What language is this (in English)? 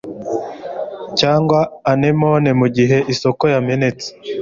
Kinyarwanda